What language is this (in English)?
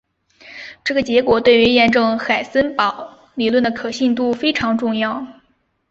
Chinese